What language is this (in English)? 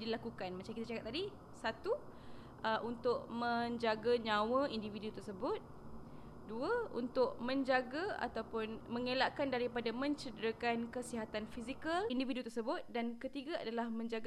Malay